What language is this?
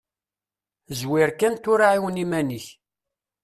Kabyle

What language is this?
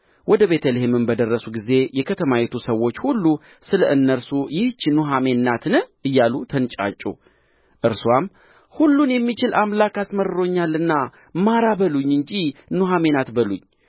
Amharic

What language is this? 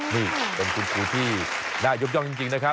Thai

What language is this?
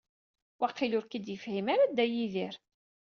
Kabyle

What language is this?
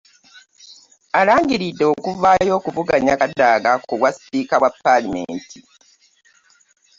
Ganda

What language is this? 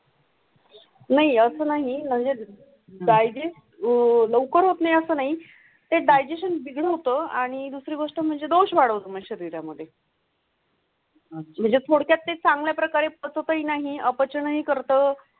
Marathi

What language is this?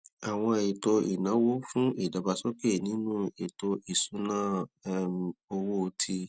Yoruba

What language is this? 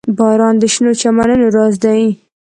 Pashto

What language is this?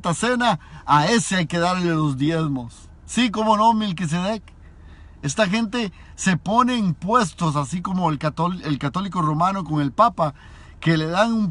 Spanish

